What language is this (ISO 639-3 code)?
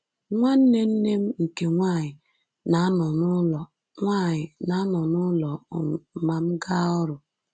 ibo